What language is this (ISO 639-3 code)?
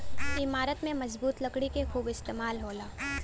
bho